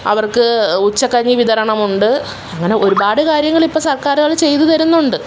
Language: Malayalam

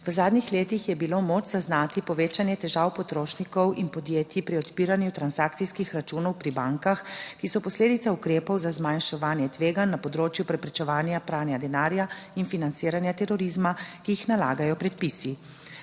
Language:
Slovenian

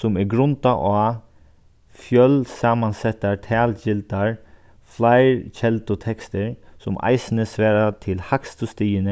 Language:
Faroese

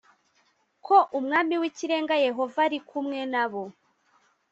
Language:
Kinyarwanda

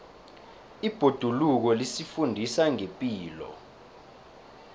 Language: South Ndebele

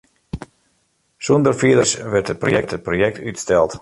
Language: Western Frisian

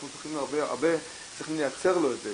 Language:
Hebrew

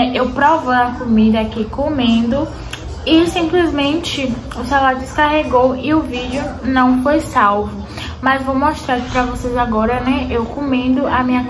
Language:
Portuguese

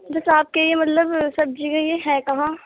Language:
Urdu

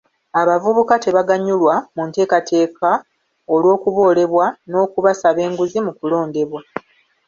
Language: Ganda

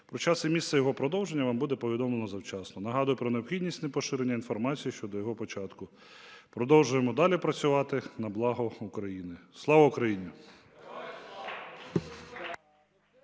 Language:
Ukrainian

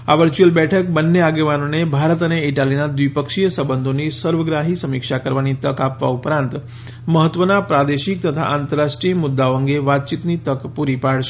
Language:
Gujarati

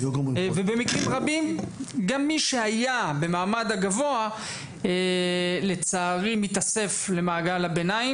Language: Hebrew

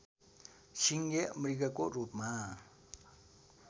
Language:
Nepali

